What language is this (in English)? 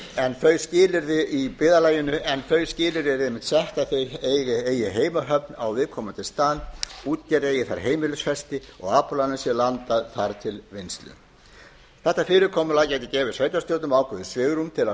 Icelandic